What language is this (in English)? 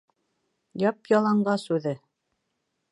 Bashkir